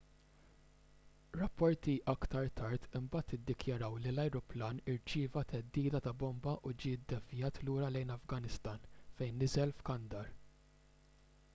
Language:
Maltese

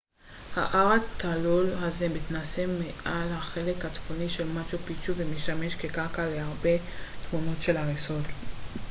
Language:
Hebrew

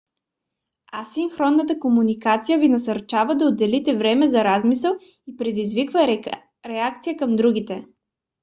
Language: Bulgarian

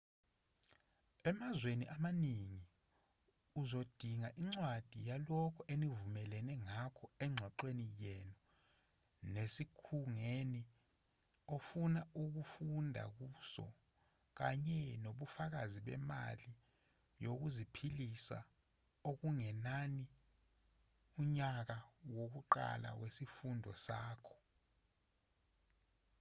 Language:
Zulu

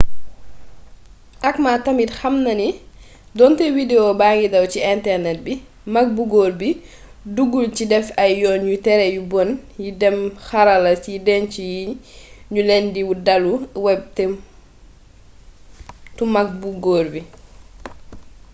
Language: Wolof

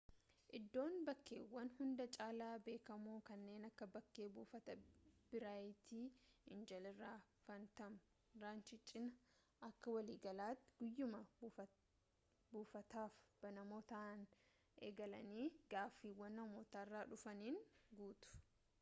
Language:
Oromo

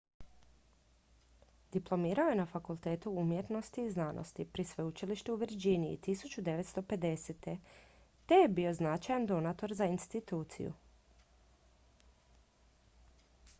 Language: Croatian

